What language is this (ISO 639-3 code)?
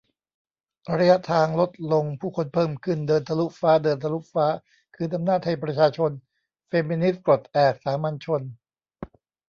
tha